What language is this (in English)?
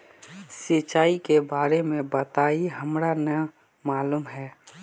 Magahi